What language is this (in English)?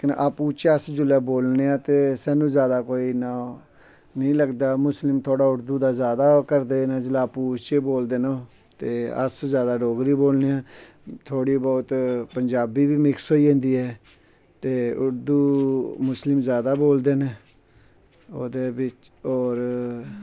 Dogri